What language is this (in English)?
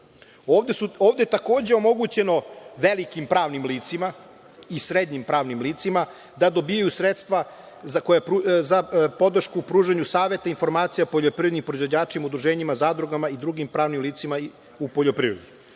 Serbian